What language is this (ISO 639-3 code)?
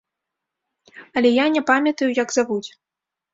bel